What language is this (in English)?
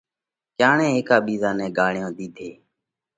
Parkari Koli